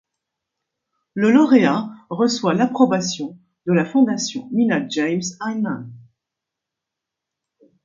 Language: French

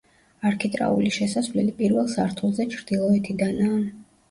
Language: Georgian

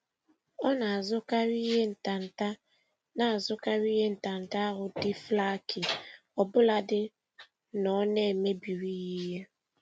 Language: Igbo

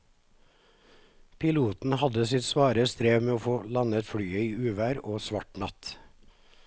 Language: Norwegian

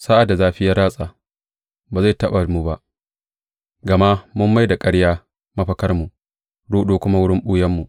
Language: Hausa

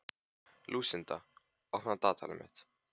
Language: Icelandic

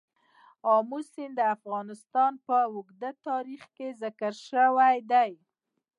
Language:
Pashto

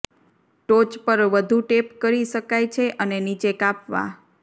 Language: Gujarati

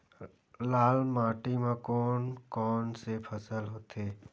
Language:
Chhattisgarhi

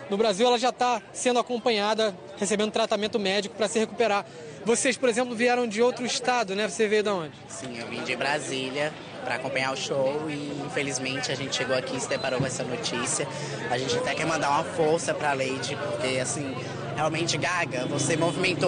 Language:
Portuguese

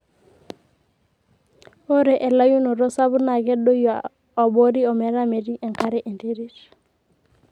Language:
Masai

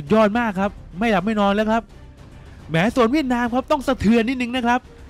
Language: Thai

